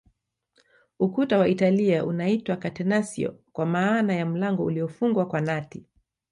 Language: Swahili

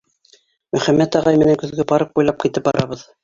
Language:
Bashkir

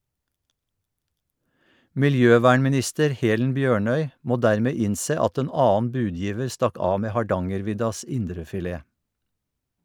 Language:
Norwegian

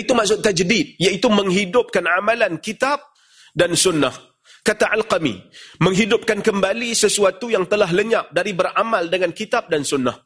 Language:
Malay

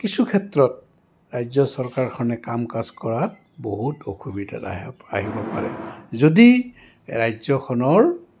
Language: Assamese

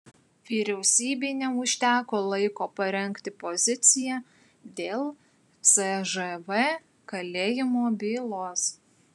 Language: Lithuanian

